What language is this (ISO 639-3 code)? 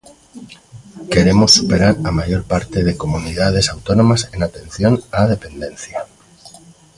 glg